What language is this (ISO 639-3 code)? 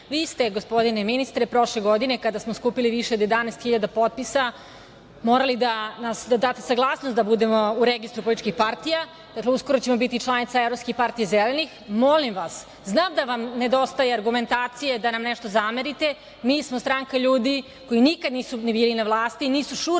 srp